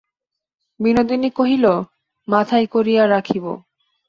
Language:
Bangla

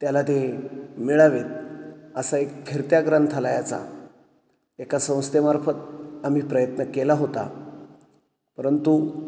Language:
Marathi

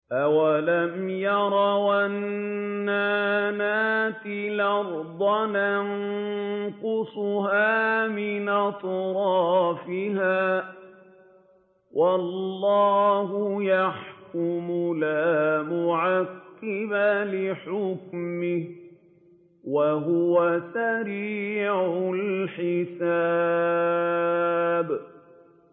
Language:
Arabic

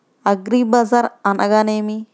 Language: Telugu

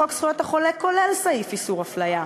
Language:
Hebrew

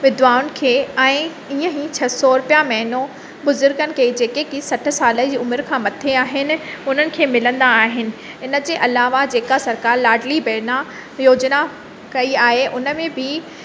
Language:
Sindhi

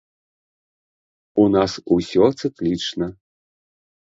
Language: Belarusian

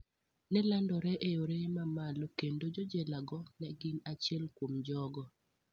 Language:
Luo (Kenya and Tanzania)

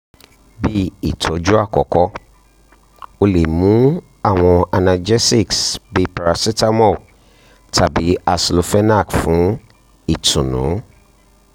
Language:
Yoruba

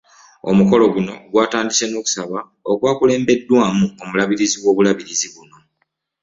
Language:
Ganda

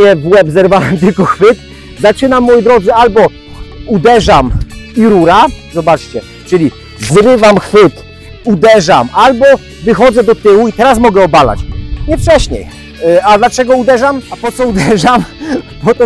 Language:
Polish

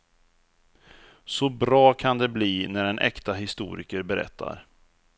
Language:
Swedish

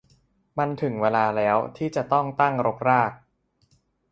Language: Thai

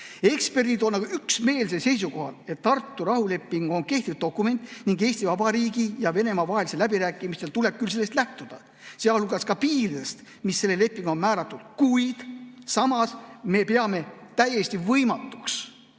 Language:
Estonian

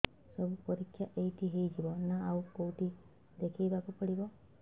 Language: Odia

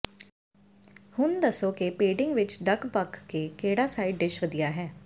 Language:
Punjabi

